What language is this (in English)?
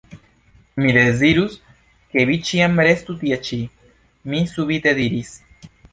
Esperanto